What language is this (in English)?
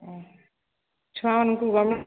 Odia